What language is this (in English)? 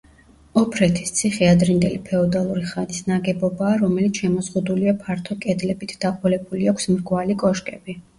Georgian